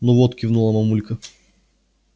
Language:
Russian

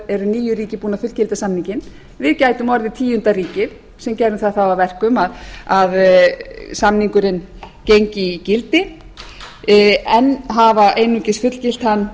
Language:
Icelandic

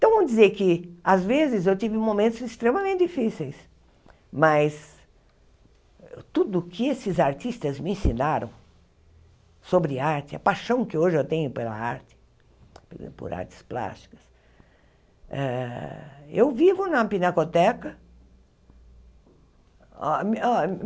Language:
Portuguese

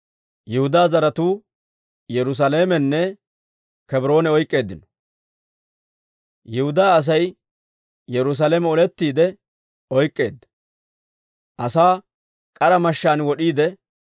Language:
Dawro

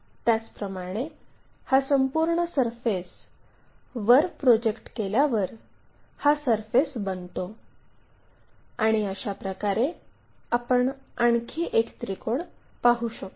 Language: Marathi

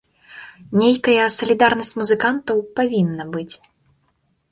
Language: Belarusian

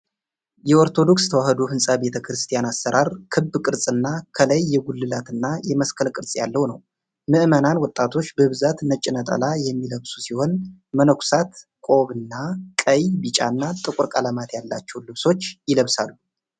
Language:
Amharic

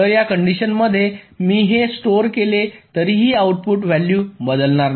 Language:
Marathi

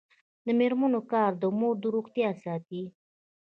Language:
Pashto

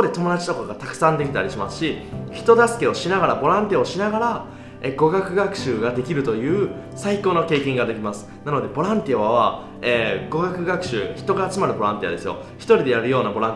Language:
Japanese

